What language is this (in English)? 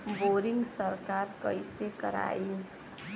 Bhojpuri